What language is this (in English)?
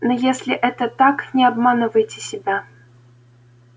Russian